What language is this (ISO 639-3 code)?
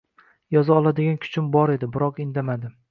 uzb